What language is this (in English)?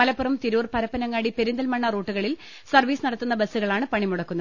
Malayalam